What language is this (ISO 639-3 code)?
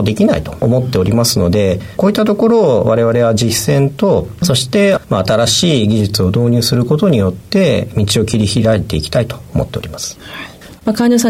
jpn